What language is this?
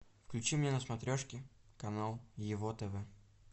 Russian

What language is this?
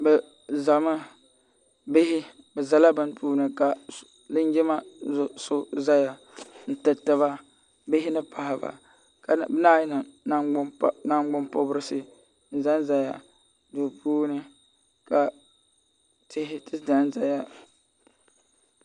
Dagbani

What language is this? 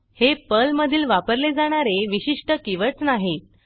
Marathi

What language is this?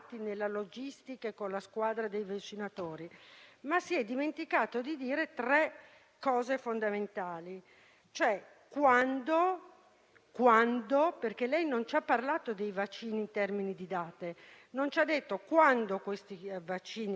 Italian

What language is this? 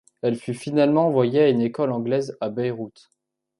French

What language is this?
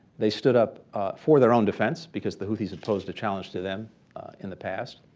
English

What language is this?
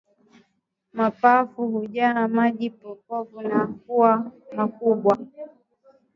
Swahili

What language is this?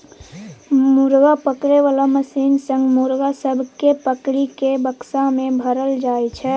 Maithili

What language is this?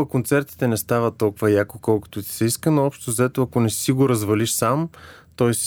Bulgarian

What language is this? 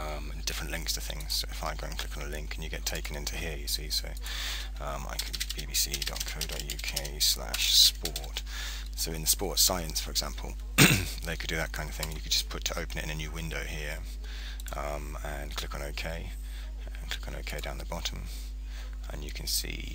English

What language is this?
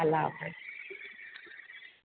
Urdu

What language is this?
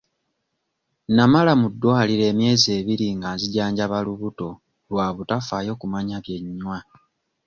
Ganda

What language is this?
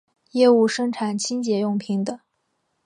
Chinese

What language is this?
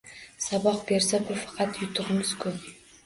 Uzbek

